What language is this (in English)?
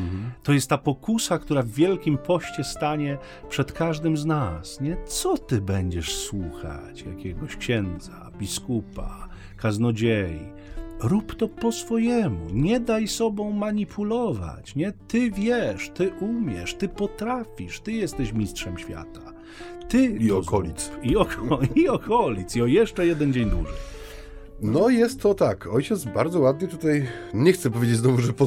Polish